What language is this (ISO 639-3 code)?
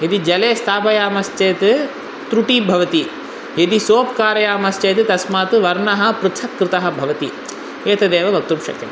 san